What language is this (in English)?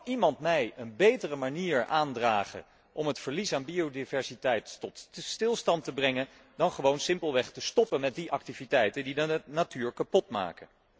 Dutch